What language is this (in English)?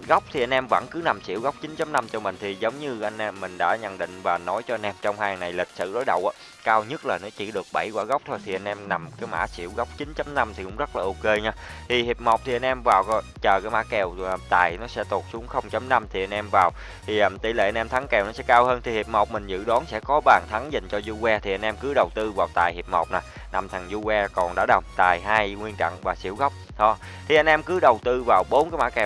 Vietnamese